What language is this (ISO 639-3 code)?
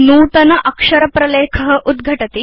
san